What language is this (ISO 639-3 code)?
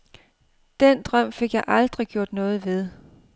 dan